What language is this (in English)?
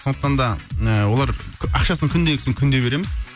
Kazakh